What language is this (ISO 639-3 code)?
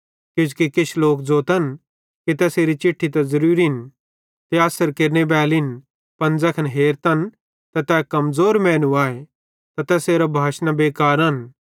bhd